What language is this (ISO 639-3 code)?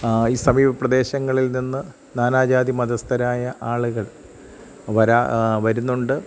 mal